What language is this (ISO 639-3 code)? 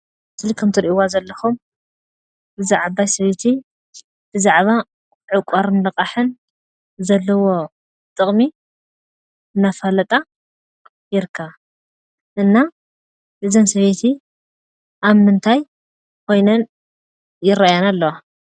tir